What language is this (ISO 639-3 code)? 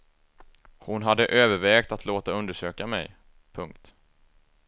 swe